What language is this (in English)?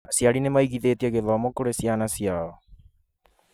Kikuyu